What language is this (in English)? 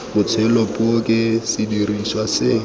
Tswana